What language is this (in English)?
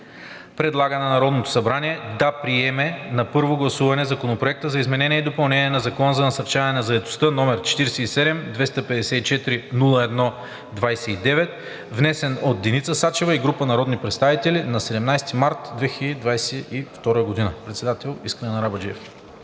Bulgarian